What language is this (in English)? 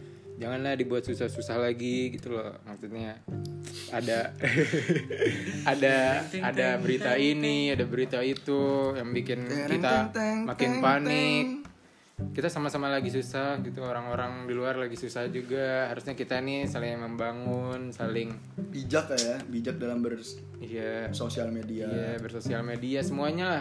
Indonesian